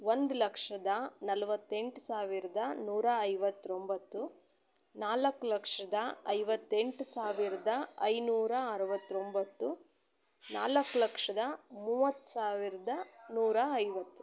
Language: Kannada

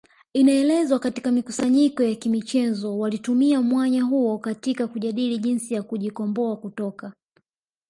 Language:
Swahili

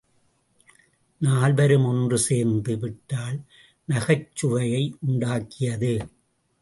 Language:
Tamil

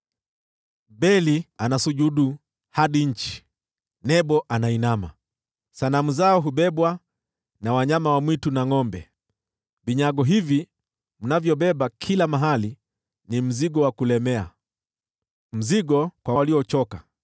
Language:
Swahili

